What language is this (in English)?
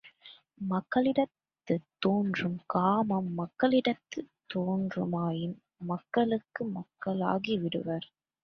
Tamil